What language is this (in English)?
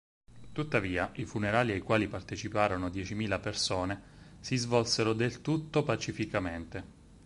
Italian